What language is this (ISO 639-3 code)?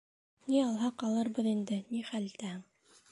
bak